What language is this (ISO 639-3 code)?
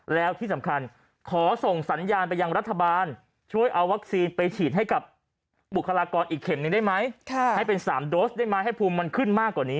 tha